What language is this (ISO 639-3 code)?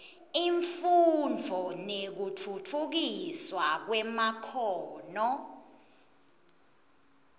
ssw